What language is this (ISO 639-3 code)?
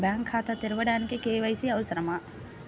tel